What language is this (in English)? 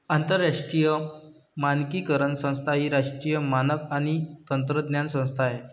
Marathi